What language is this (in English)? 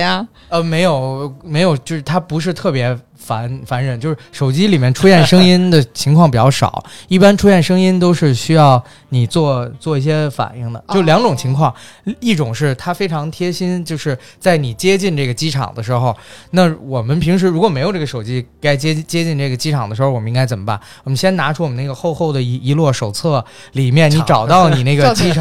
Chinese